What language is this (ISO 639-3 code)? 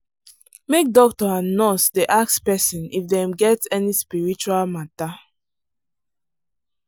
pcm